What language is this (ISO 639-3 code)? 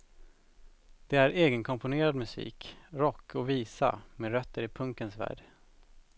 swe